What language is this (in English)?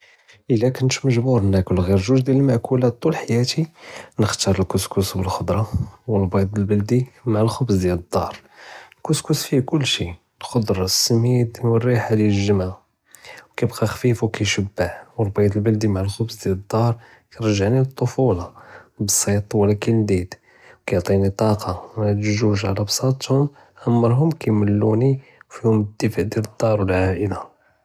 Judeo-Arabic